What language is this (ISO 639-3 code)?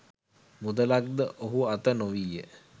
sin